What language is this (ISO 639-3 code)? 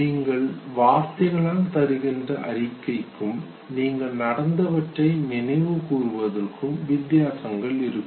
tam